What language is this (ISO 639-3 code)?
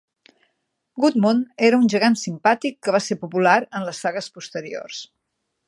cat